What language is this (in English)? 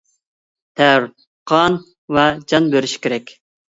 Uyghur